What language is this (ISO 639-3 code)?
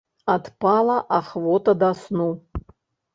bel